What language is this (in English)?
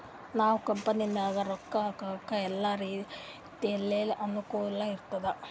Kannada